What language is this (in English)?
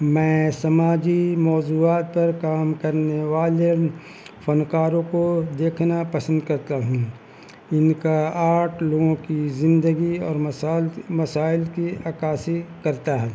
Urdu